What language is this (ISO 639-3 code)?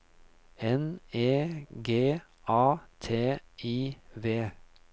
nor